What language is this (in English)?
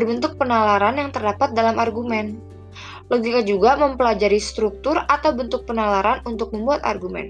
Indonesian